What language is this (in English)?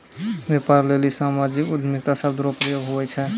Maithili